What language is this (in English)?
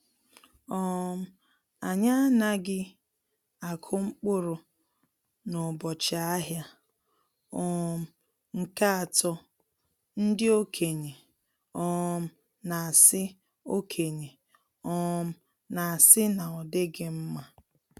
Igbo